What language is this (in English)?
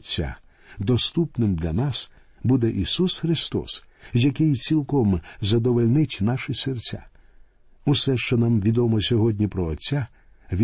Ukrainian